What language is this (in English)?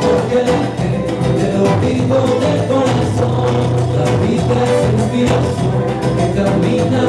Spanish